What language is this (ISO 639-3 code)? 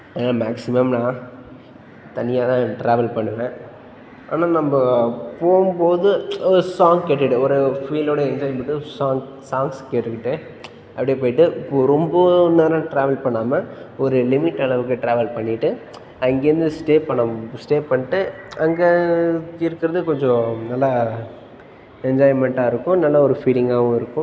tam